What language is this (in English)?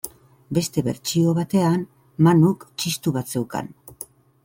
Basque